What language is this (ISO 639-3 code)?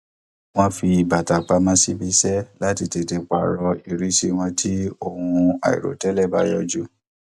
yor